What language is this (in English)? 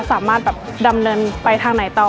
Thai